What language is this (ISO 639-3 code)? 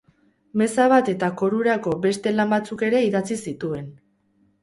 eus